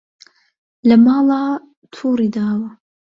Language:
Central Kurdish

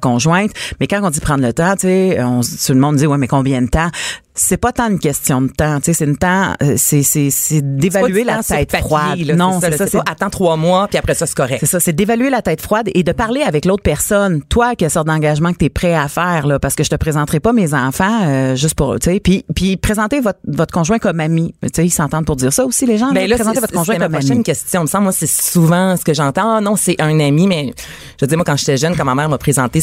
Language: French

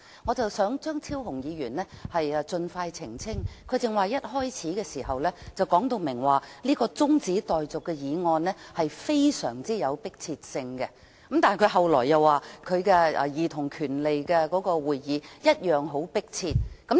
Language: Cantonese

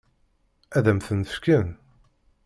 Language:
Kabyle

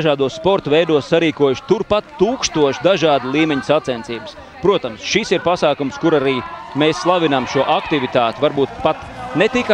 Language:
Latvian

